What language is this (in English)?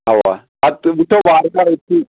Kashmiri